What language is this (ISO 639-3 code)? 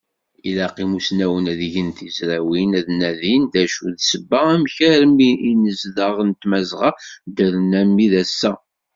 kab